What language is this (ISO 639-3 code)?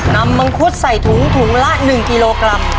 tha